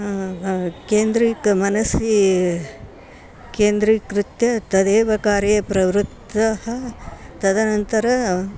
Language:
Sanskrit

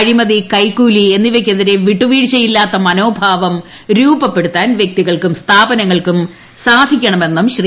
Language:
Malayalam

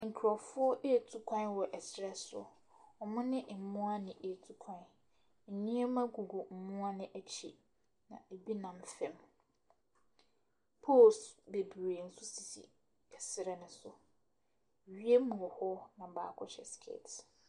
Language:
Akan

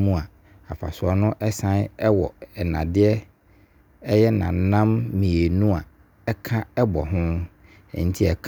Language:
Abron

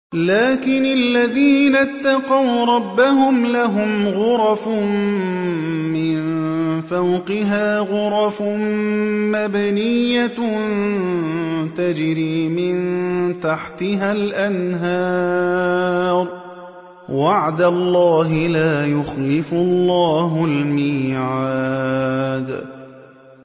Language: Arabic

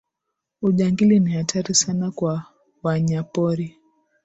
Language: Swahili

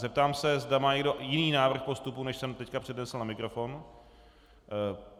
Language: Czech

